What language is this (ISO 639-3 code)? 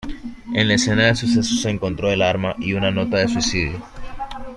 spa